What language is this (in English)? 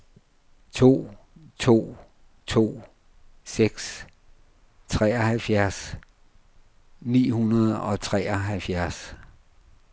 Danish